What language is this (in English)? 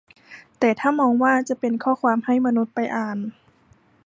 Thai